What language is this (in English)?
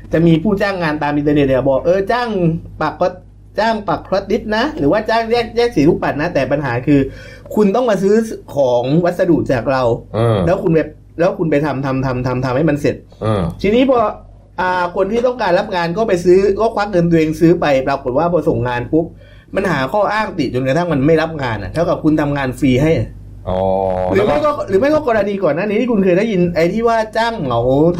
Thai